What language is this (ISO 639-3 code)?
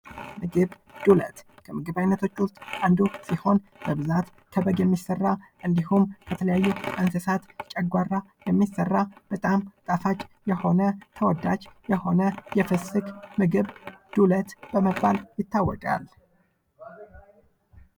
amh